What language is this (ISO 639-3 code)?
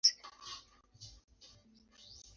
swa